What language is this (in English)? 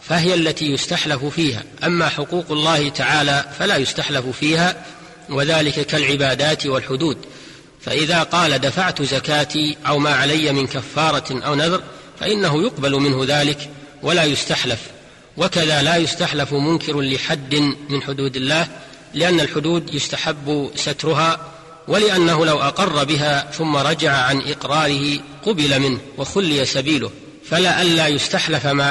Arabic